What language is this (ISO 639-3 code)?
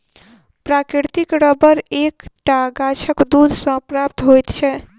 mai